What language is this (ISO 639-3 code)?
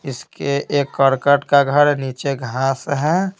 hin